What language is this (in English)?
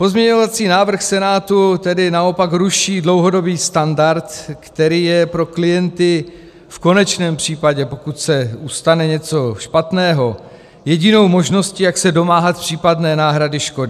Czech